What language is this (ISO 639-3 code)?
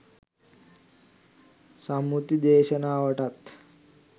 sin